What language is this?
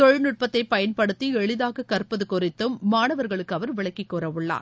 Tamil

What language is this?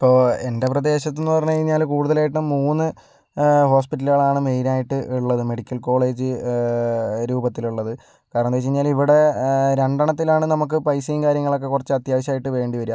Malayalam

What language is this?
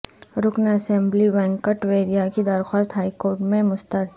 Urdu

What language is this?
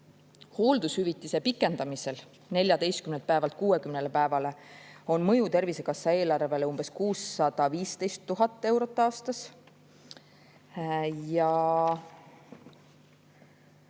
Estonian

